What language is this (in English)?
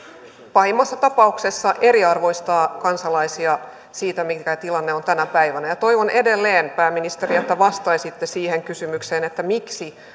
Finnish